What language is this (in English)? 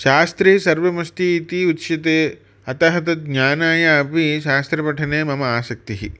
Sanskrit